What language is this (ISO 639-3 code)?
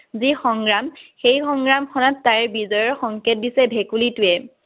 asm